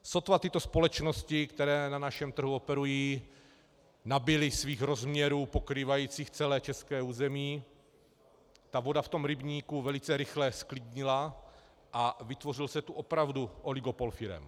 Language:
Czech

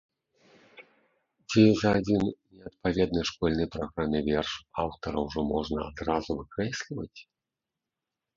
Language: Belarusian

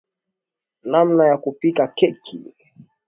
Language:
Swahili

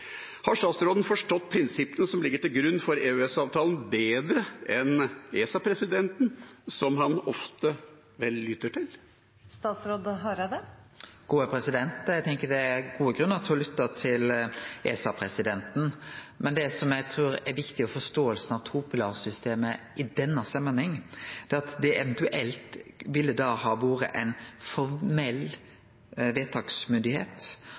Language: Norwegian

